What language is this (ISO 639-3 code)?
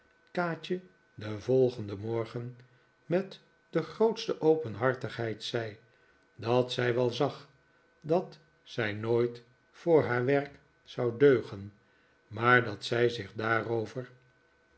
nld